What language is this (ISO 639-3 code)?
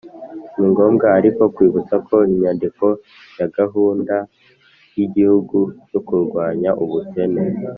kin